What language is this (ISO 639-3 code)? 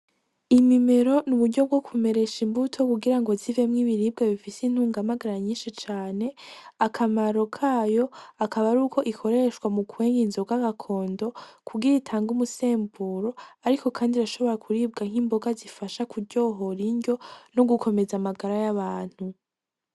run